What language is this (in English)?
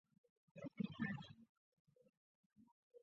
Chinese